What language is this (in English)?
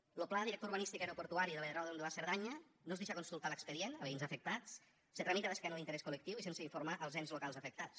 Catalan